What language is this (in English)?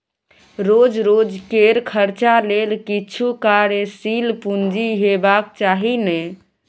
Maithili